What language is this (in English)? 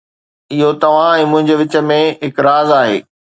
Sindhi